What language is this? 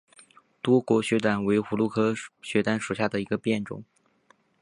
Chinese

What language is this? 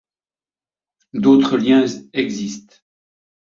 French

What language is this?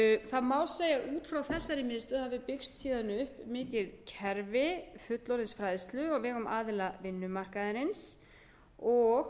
Icelandic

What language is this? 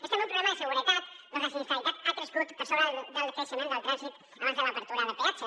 Catalan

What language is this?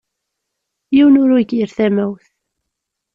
Kabyle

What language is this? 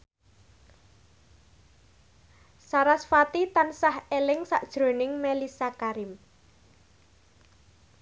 Javanese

